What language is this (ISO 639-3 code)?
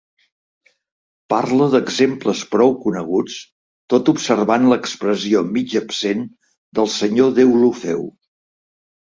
cat